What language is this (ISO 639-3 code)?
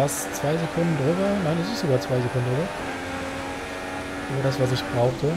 deu